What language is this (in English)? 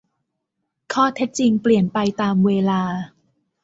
Thai